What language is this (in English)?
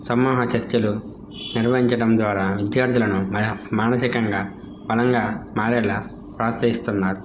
Telugu